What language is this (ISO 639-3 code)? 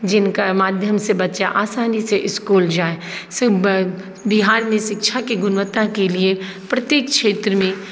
mai